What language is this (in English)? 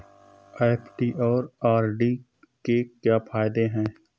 Hindi